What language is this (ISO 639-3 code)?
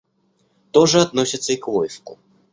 rus